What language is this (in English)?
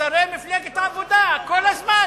Hebrew